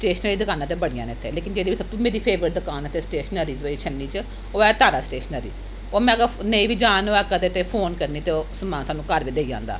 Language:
Dogri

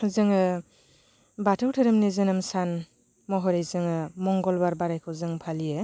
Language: Bodo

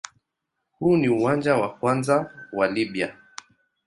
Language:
Swahili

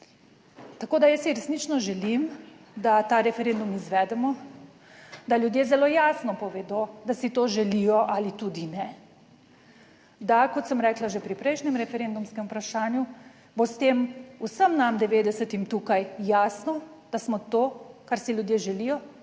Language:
Slovenian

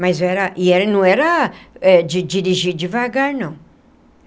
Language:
Portuguese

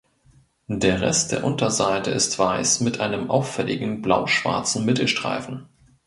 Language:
German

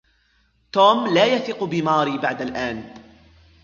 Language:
Arabic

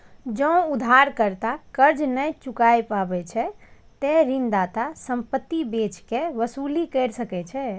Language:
Maithili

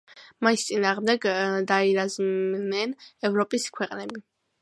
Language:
Georgian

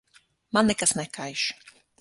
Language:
Latvian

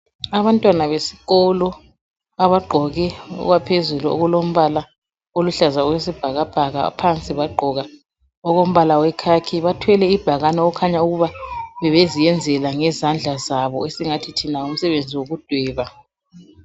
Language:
North Ndebele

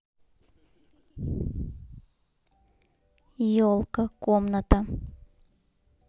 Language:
Russian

